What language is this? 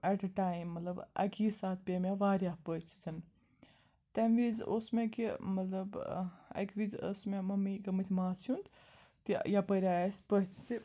Kashmiri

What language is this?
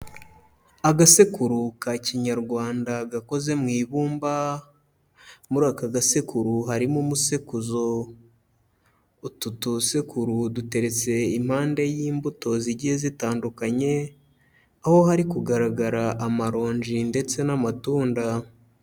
Kinyarwanda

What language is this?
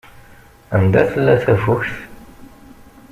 Kabyle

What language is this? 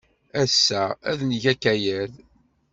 Kabyle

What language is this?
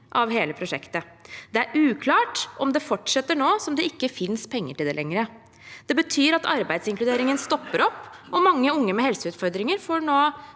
Norwegian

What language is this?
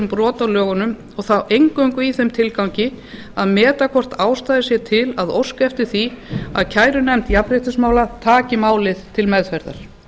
Icelandic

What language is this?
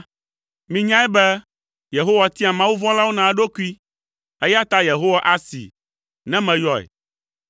Ewe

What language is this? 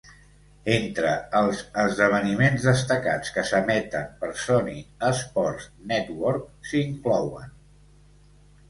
Catalan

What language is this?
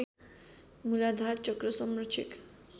Nepali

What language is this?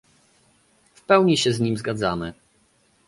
Polish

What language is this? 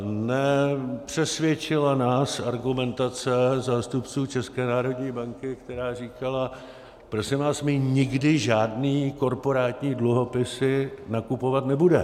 Czech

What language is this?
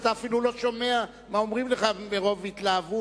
Hebrew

